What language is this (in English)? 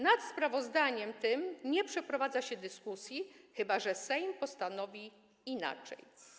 Polish